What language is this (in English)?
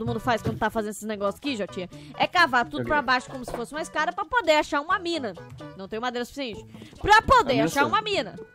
Portuguese